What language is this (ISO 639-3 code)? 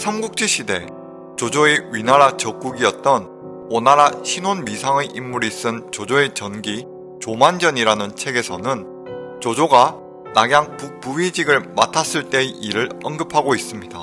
kor